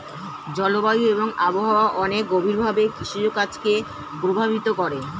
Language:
Bangla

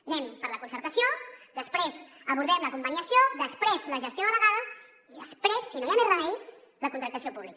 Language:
Catalan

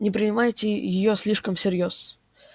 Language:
Russian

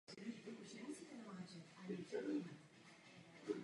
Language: Czech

